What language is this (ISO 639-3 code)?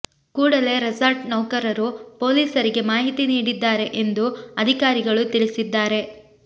kan